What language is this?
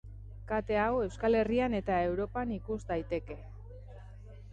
Basque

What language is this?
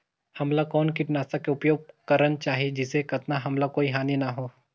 Chhattisgarhi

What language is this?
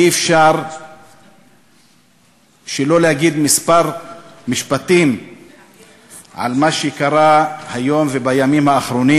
Hebrew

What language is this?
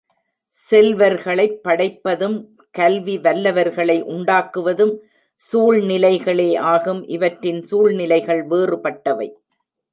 Tamil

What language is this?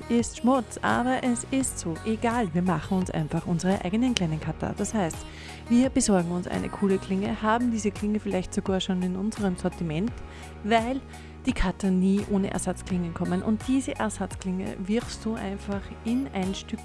German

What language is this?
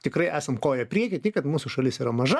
Lithuanian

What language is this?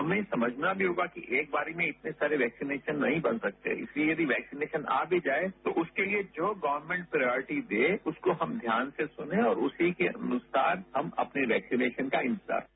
Hindi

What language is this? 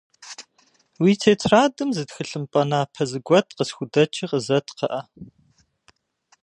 Kabardian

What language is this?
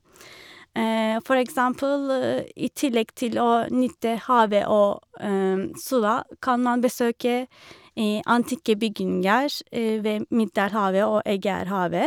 Norwegian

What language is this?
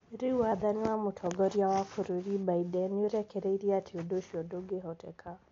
Kikuyu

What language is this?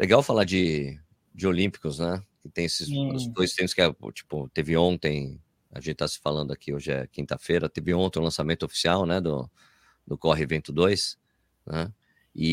Portuguese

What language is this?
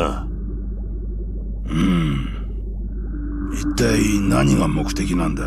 Japanese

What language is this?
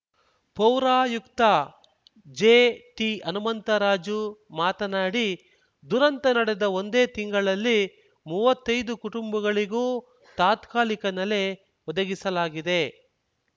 Kannada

